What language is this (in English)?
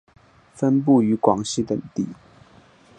Chinese